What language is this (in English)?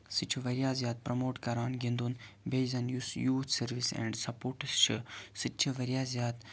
Kashmiri